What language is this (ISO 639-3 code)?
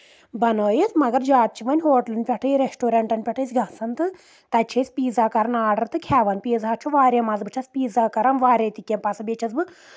kas